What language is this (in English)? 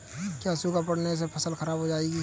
Hindi